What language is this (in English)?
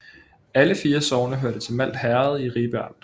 Danish